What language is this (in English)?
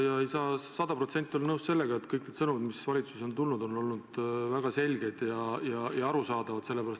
Estonian